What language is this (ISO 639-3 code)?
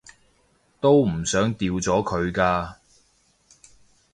yue